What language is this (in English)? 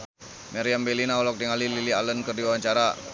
Sundanese